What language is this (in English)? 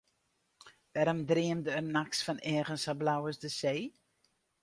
Western Frisian